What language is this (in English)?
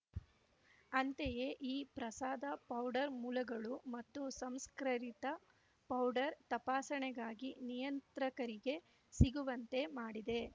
Kannada